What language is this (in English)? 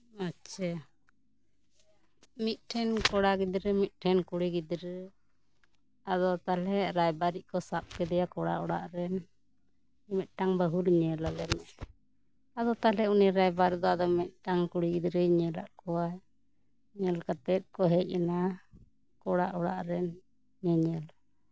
Santali